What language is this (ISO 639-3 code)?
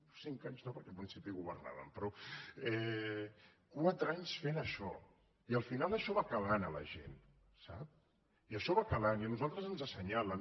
cat